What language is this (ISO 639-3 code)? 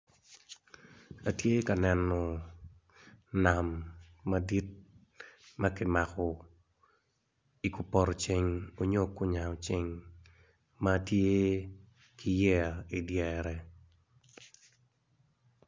ach